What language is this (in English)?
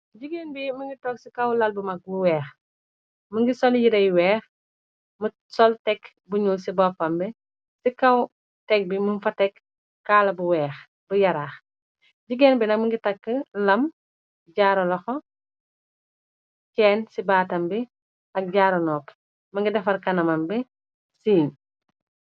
Wolof